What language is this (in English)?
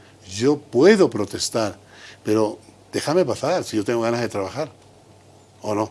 Spanish